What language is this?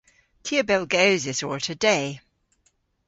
Cornish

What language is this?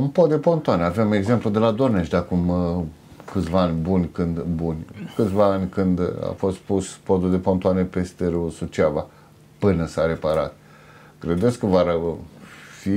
Romanian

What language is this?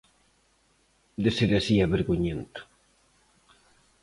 Galician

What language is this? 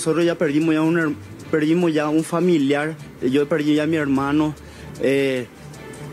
Spanish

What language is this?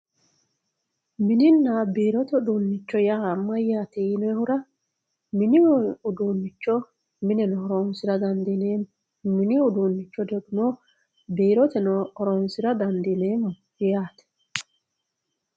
Sidamo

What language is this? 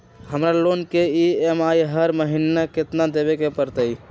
Magahi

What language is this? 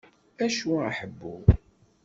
Kabyle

